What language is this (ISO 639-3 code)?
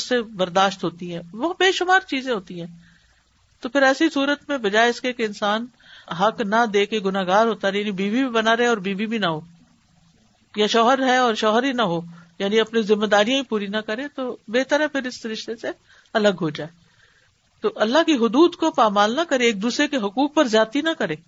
urd